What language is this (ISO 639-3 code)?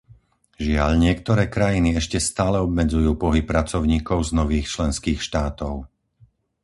slk